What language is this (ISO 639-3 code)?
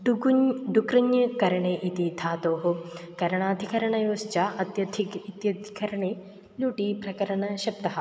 san